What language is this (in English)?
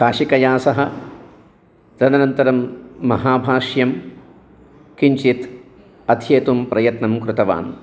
Sanskrit